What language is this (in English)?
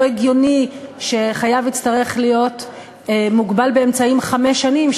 Hebrew